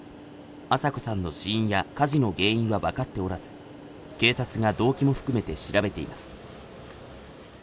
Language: Japanese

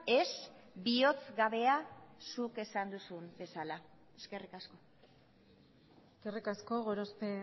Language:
Basque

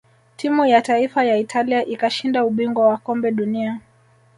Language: Swahili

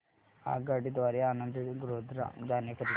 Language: Marathi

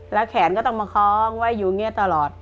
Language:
Thai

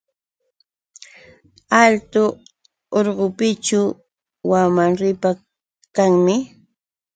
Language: Yauyos Quechua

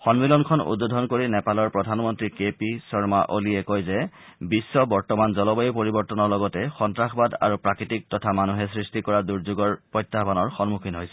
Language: Assamese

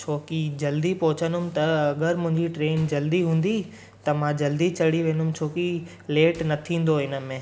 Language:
Sindhi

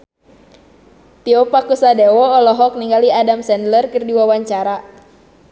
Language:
Sundanese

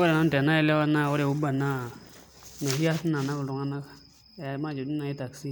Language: Masai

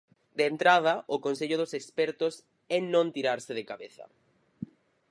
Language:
Galician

